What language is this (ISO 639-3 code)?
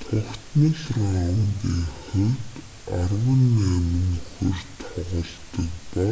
mon